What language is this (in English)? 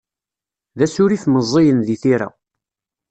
Kabyle